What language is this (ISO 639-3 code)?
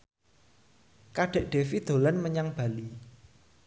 jav